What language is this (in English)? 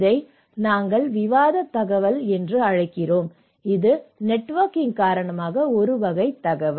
Tamil